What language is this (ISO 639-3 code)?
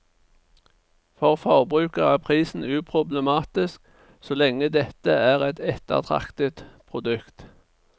nor